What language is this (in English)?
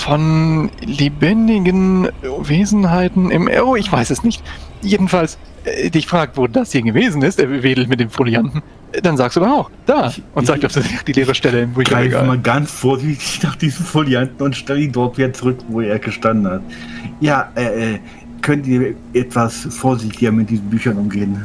German